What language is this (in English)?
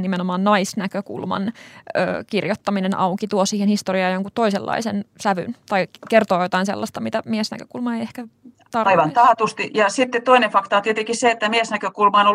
Finnish